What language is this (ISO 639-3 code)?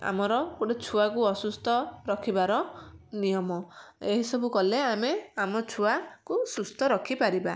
ori